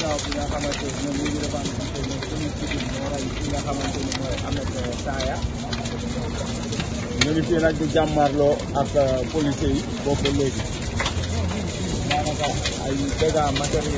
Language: Arabic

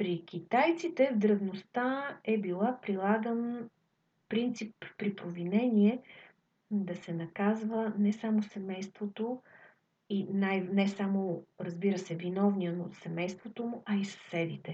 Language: Bulgarian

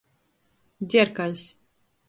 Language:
Latgalian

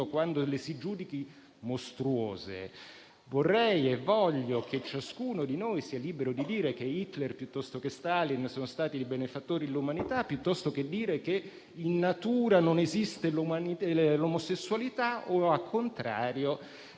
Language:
Italian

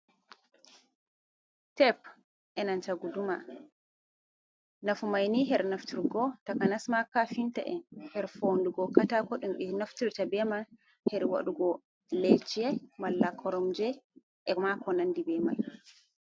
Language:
Fula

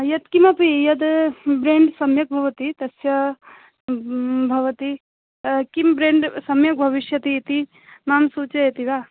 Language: Sanskrit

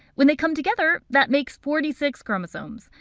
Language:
English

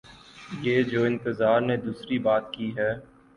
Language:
Urdu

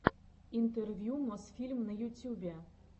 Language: Russian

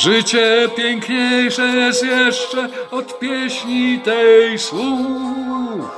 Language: Polish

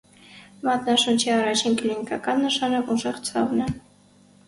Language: Armenian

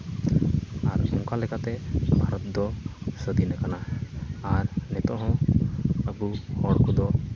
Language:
Santali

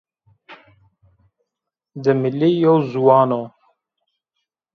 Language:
Zaza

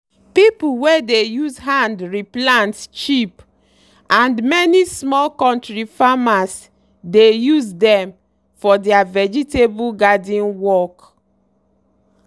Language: Nigerian Pidgin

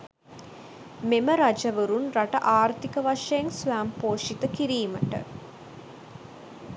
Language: Sinhala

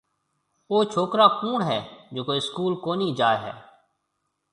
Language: Marwari (Pakistan)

